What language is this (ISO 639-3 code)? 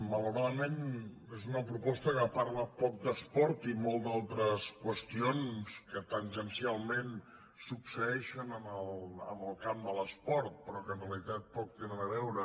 cat